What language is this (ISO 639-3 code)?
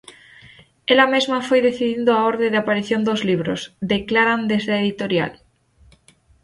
glg